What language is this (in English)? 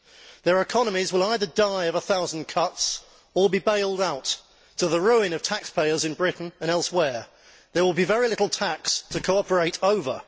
English